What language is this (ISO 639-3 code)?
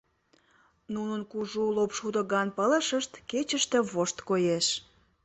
chm